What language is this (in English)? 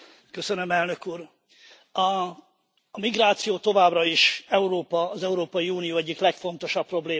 Hungarian